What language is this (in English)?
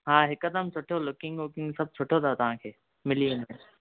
Sindhi